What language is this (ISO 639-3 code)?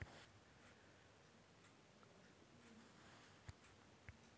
hin